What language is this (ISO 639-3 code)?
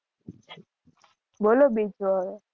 guj